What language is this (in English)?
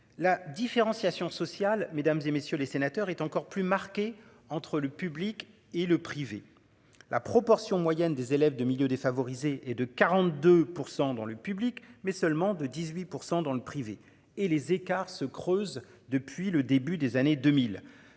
French